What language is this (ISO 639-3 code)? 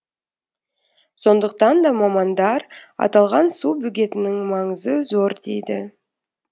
kaz